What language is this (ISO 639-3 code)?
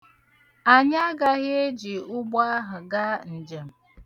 ibo